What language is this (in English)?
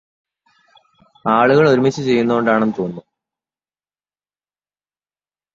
Malayalam